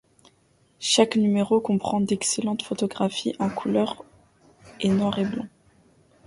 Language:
French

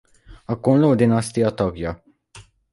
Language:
Hungarian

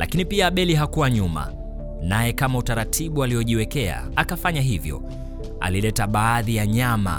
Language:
Swahili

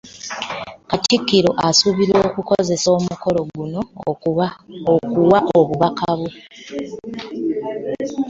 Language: Ganda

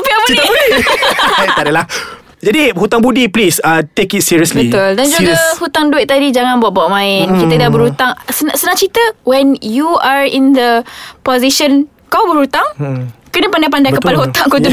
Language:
Malay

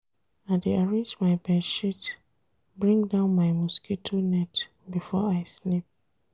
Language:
Nigerian Pidgin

